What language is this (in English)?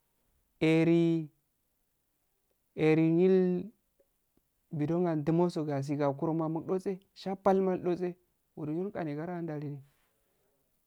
Afade